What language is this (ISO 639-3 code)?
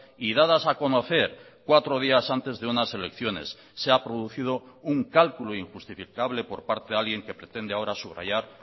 spa